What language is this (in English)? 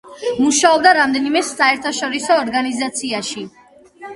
Georgian